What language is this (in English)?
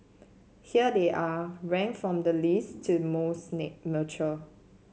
English